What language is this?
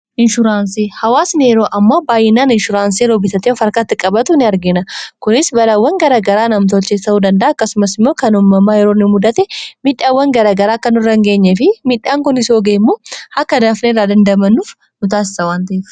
Oromo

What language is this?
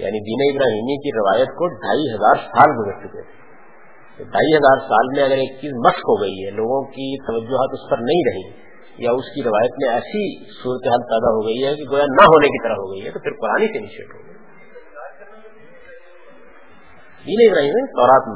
Urdu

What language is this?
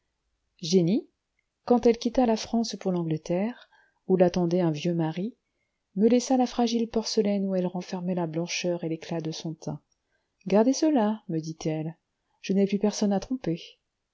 French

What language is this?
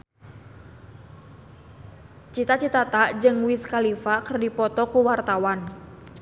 Sundanese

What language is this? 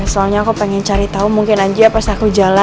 Indonesian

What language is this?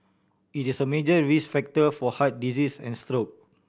English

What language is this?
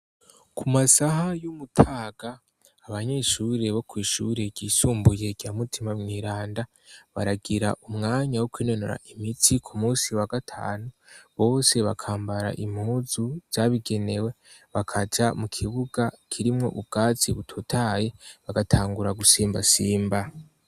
Rundi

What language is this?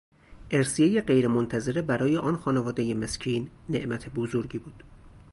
Persian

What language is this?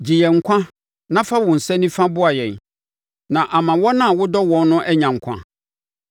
Akan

